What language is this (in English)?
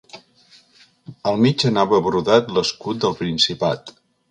Catalan